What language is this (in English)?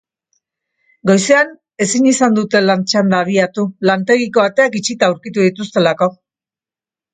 Basque